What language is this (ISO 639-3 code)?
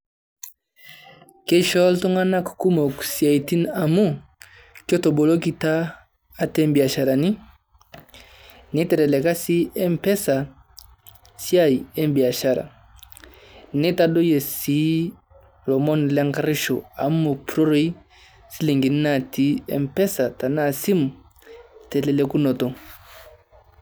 mas